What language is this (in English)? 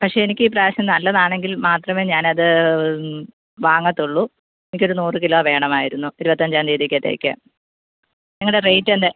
Malayalam